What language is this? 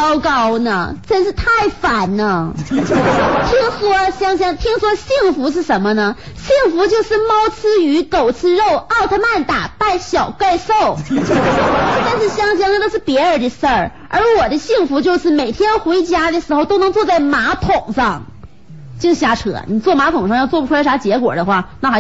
Chinese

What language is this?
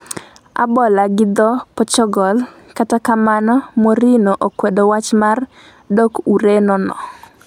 Luo (Kenya and Tanzania)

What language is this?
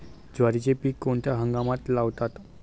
Marathi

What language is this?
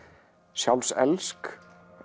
Icelandic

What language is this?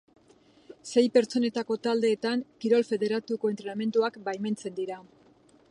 Basque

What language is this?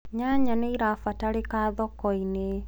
Kikuyu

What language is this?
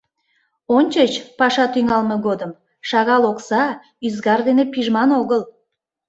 Mari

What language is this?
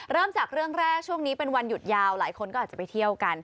Thai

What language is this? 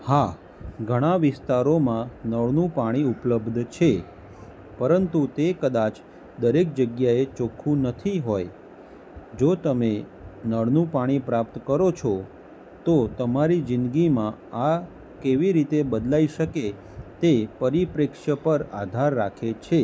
Gujarati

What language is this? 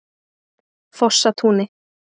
Icelandic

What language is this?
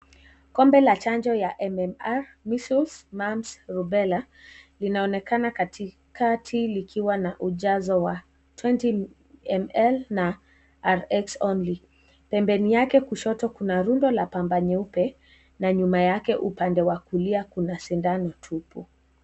Swahili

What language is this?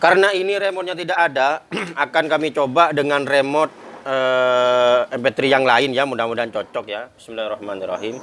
Indonesian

